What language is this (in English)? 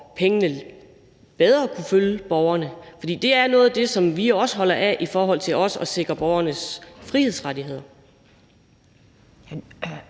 Danish